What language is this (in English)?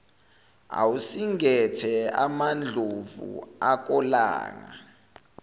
Zulu